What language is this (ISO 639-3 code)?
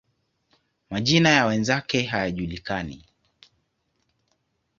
swa